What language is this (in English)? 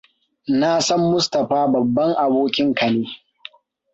Hausa